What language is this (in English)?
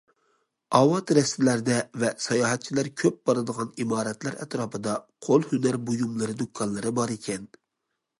Uyghur